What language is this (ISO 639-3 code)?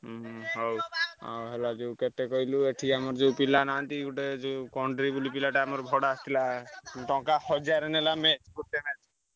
ori